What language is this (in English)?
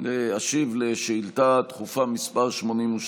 Hebrew